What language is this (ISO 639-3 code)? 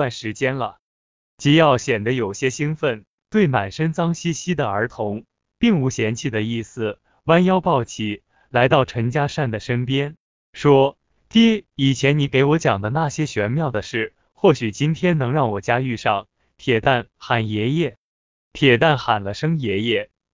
zho